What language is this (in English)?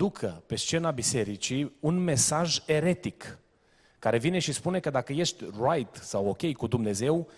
Romanian